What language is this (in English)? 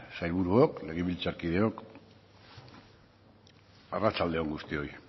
Basque